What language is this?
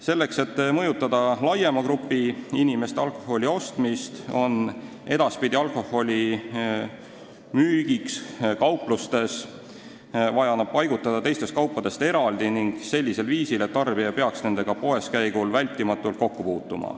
Estonian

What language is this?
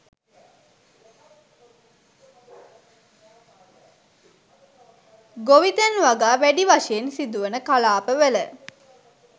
Sinhala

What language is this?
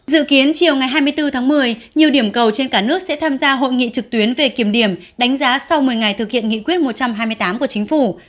Vietnamese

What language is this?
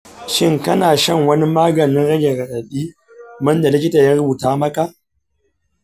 Hausa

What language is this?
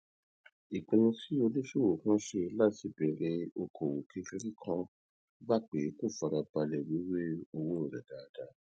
Yoruba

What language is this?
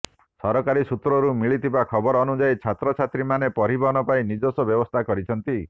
Odia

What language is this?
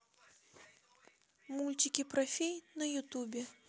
Russian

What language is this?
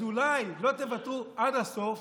Hebrew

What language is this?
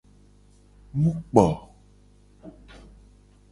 Gen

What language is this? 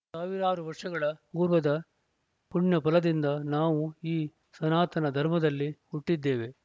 Kannada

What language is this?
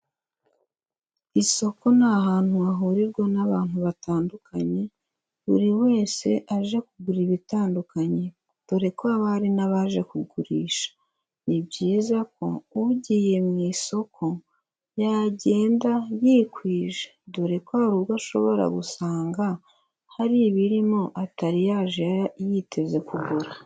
Kinyarwanda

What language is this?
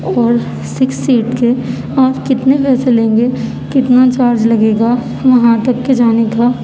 Urdu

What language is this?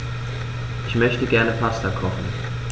German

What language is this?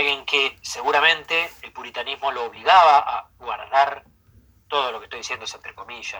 Spanish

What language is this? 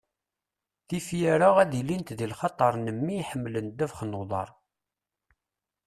Kabyle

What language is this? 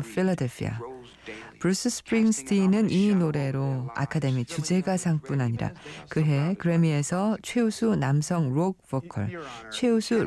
Korean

